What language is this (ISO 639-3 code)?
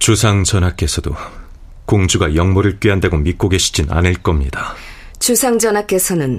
kor